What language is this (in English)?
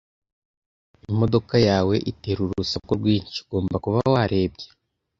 Kinyarwanda